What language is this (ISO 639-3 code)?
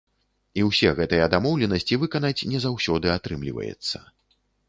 bel